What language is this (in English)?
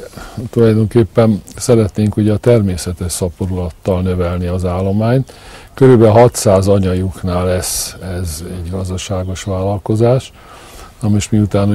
Hungarian